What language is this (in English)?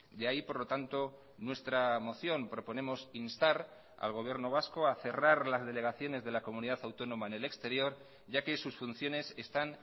Spanish